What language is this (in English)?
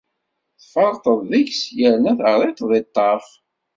Kabyle